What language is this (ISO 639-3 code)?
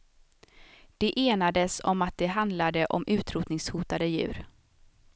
swe